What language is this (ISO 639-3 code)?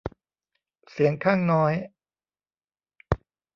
tha